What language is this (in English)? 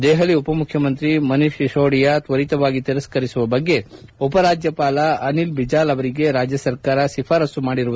Kannada